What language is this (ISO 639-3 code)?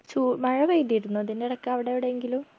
mal